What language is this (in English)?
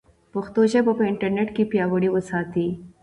Pashto